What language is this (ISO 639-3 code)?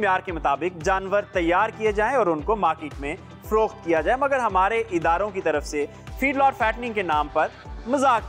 hin